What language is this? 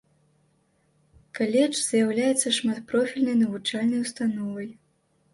Belarusian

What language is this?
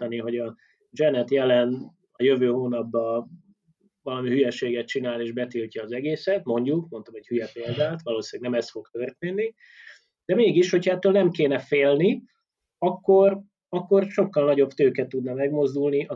Hungarian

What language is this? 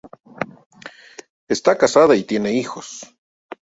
Spanish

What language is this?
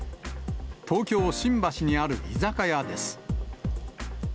Japanese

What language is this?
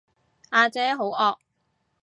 Cantonese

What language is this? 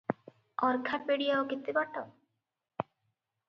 Odia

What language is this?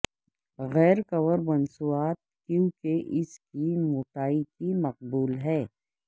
Urdu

